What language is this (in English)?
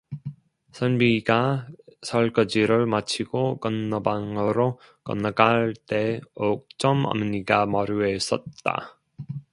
Korean